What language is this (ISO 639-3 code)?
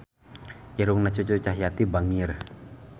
sun